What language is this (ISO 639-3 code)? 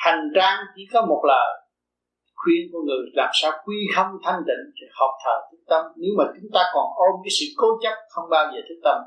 vie